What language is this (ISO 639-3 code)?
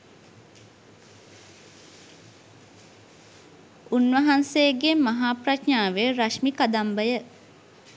sin